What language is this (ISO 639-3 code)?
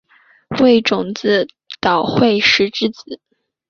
zho